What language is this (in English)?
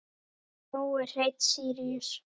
Icelandic